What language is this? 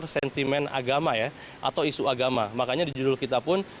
Indonesian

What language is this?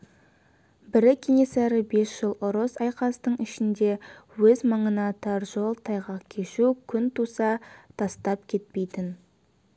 Kazakh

